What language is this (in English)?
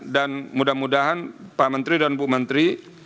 Indonesian